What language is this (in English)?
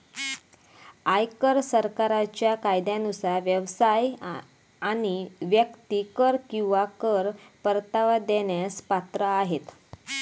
Marathi